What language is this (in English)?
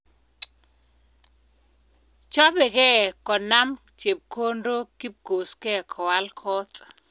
Kalenjin